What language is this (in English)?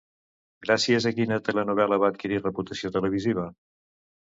Catalan